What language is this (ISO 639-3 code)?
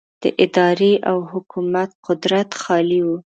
pus